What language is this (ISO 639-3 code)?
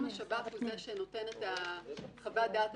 heb